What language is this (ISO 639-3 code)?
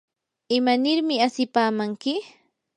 qur